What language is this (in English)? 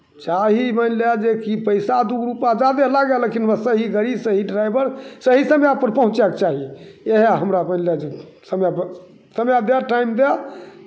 Maithili